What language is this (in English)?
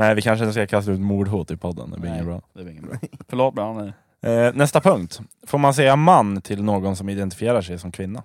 Swedish